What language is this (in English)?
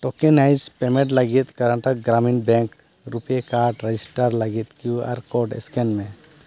Santali